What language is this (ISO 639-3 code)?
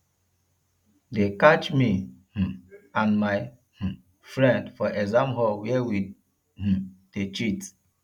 pcm